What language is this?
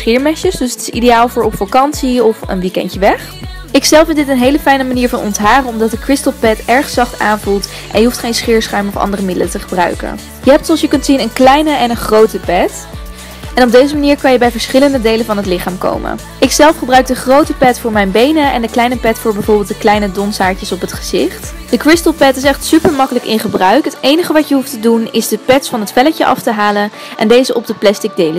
Dutch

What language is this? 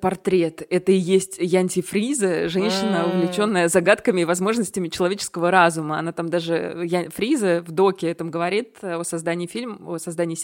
Russian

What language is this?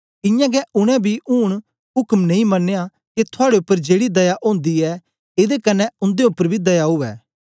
Dogri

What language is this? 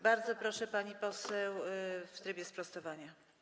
Polish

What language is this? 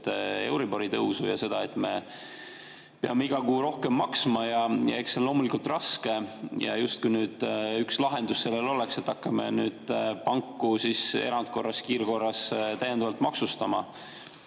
Estonian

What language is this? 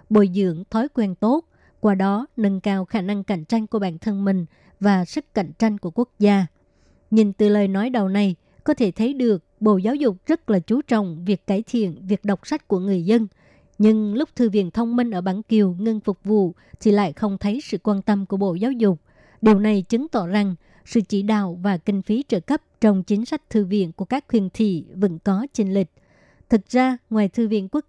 Vietnamese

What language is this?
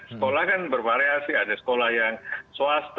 Indonesian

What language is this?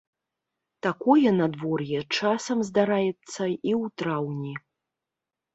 Belarusian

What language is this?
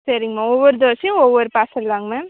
Tamil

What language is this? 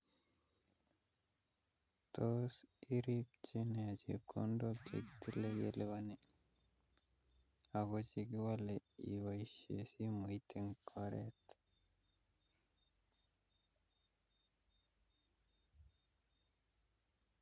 Kalenjin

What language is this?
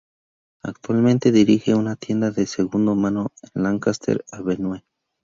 Spanish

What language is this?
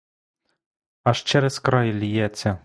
Ukrainian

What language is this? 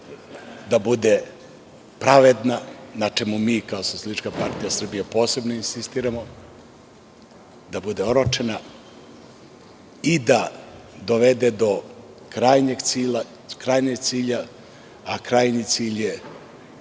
Serbian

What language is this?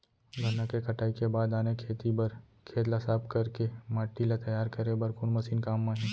Chhattisgarhi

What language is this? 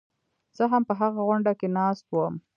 Pashto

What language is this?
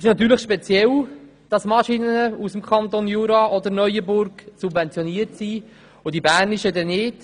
Swiss German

